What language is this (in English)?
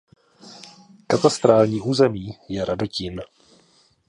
Czech